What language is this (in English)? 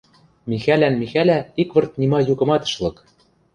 Western Mari